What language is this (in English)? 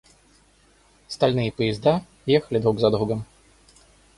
Russian